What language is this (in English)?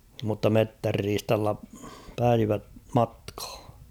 Finnish